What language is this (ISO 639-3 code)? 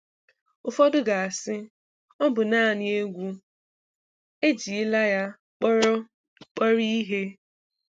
ibo